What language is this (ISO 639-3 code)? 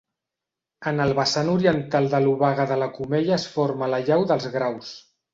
cat